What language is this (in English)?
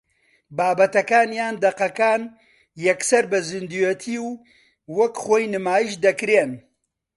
Central Kurdish